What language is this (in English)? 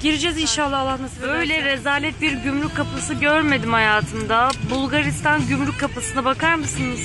Turkish